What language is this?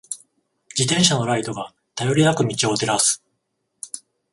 Japanese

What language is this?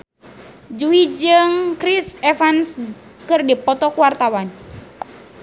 Sundanese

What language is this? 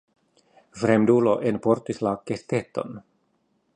Esperanto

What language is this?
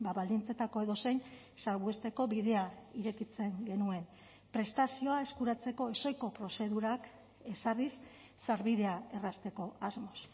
Basque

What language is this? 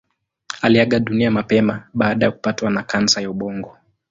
Swahili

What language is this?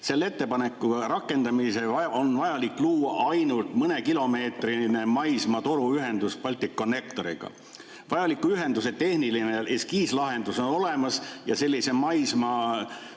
Estonian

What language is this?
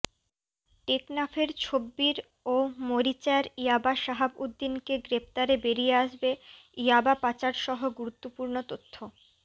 Bangla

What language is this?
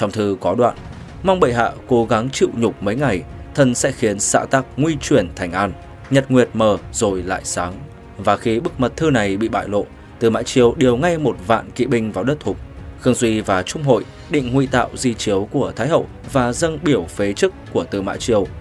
Vietnamese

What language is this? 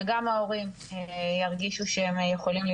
Hebrew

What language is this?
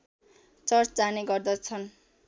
Nepali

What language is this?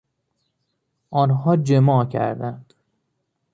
Persian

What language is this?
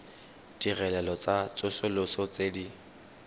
Tswana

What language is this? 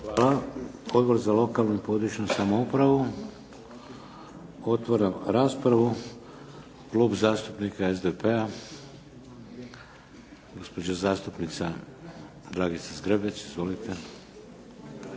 Croatian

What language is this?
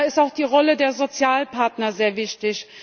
German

